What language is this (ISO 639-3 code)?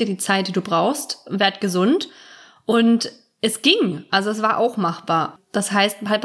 deu